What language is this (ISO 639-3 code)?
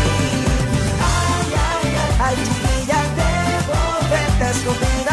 zho